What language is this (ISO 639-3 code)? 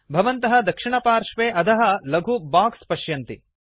san